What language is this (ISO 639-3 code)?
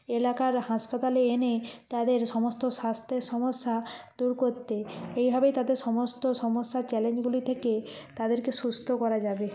ben